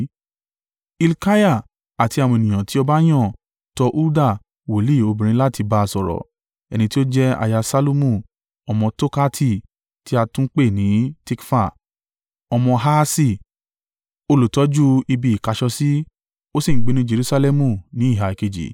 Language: Yoruba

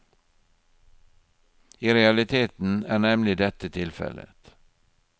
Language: Norwegian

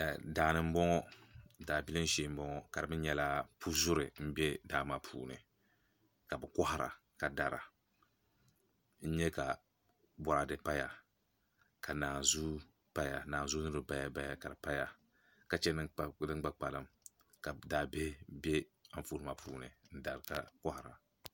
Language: Dagbani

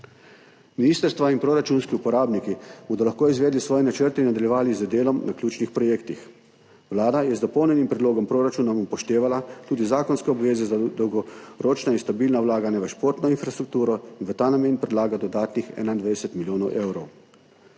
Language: Slovenian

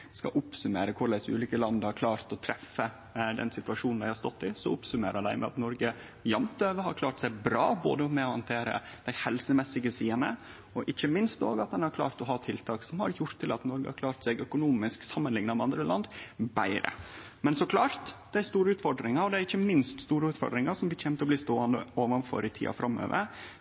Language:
Norwegian Nynorsk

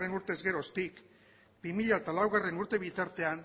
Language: Basque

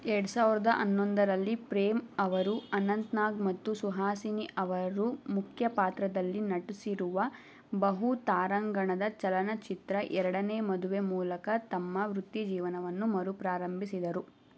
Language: Kannada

